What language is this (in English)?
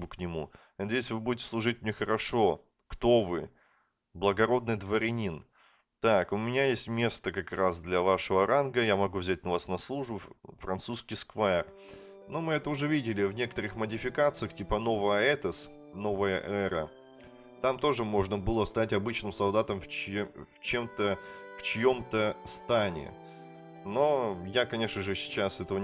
Russian